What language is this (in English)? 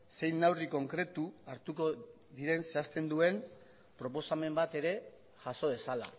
Basque